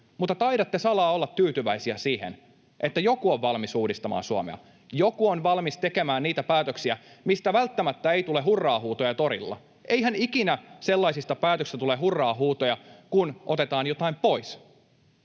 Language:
Finnish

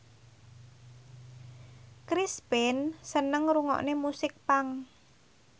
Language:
Javanese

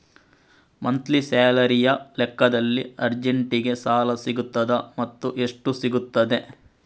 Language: Kannada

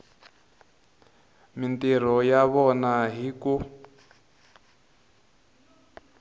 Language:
Tsonga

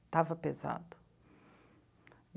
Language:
Portuguese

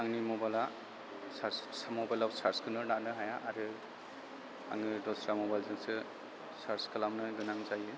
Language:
Bodo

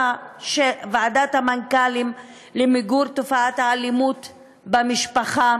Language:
Hebrew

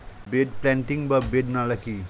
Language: Bangla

